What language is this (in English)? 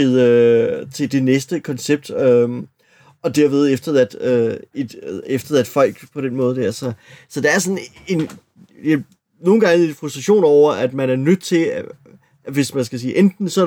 Danish